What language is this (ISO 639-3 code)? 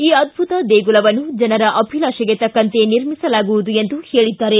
kan